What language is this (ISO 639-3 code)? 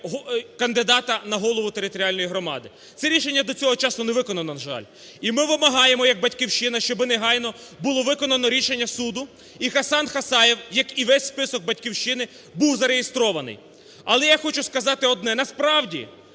ukr